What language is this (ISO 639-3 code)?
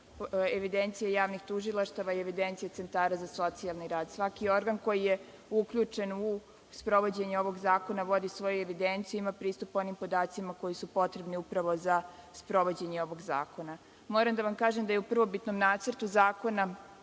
srp